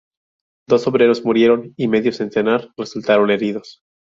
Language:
Spanish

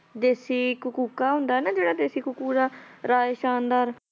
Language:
Punjabi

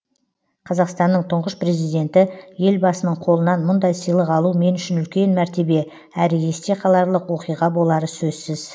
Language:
Kazakh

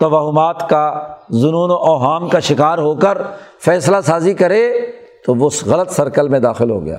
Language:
Urdu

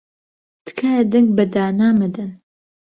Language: Central Kurdish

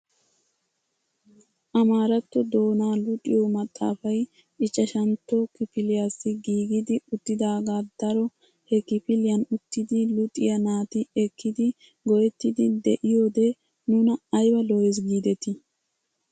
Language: Wolaytta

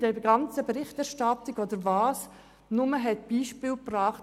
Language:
Swiss German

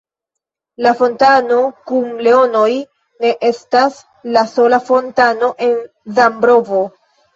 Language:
Esperanto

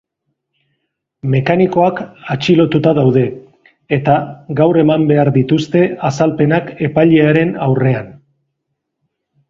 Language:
Basque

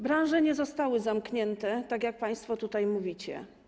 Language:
Polish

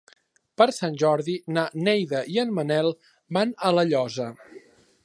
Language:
Catalan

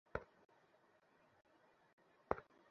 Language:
Bangla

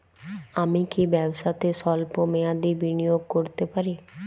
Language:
Bangla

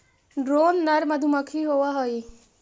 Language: Magahi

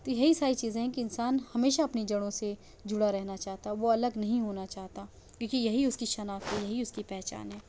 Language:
Urdu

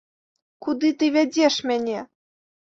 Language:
Belarusian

